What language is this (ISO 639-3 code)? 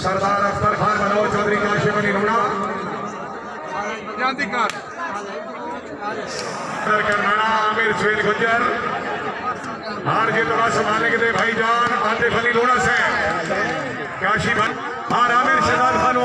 hin